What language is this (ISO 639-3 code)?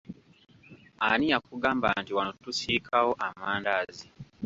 lug